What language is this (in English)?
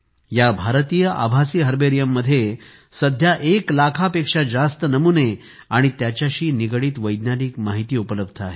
Marathi